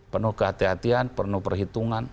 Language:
Indonesian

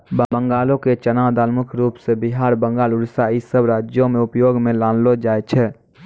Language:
Maithili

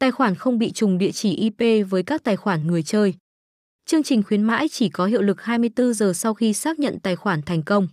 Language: Vietnamese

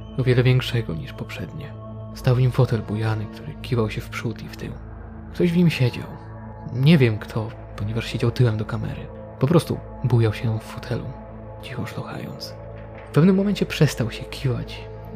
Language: Polish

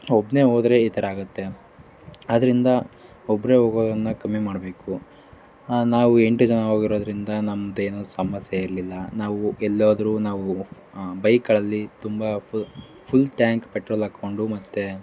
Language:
Kannada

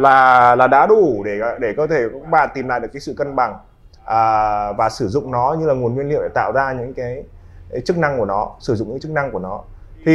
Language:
Vietnamese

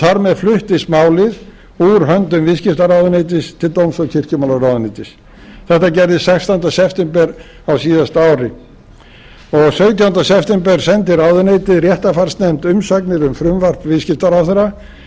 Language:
Icelandic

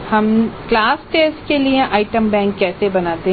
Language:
Hindi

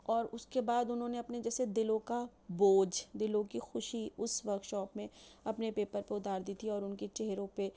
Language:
Urdu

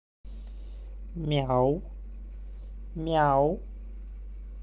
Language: Russian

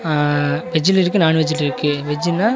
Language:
Tamil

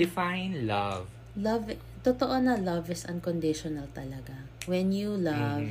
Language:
Filipino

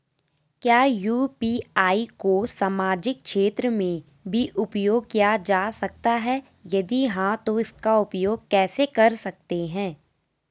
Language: Hindi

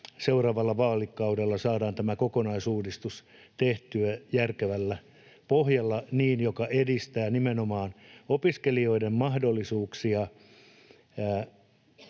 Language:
Finnish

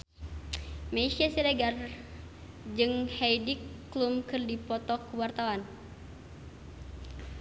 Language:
Sundanese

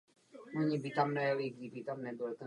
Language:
Czech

